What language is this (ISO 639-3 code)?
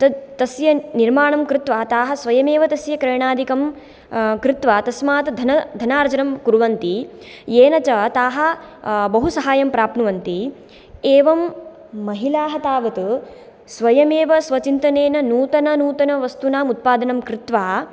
san